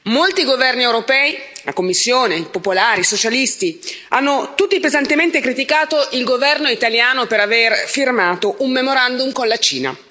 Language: Italian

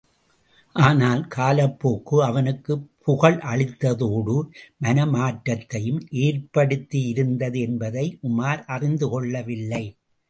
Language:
Tamil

